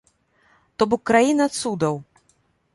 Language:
Belarusian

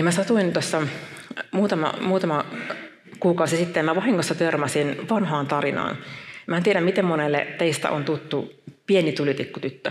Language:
Finnish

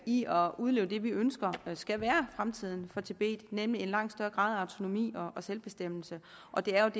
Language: Danish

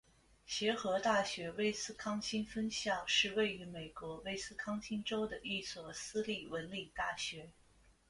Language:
Chinese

